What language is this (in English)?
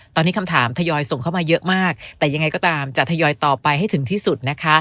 Thai